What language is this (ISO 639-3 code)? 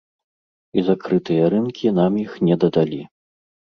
bel